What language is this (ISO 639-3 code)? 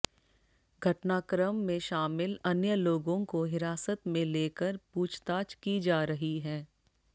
hin